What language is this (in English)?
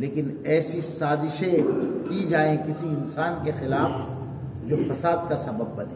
Urdu